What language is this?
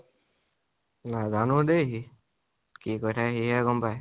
Assamese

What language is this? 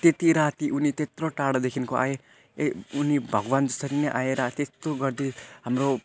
Nepali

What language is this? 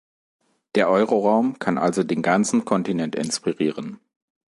German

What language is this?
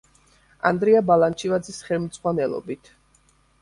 Georgian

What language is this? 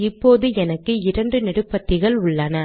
Tamil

